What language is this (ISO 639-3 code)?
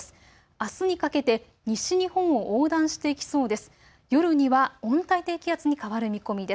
jpn